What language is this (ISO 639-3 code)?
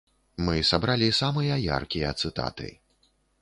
bel